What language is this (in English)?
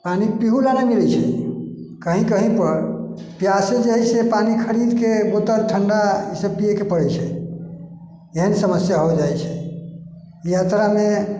Maithili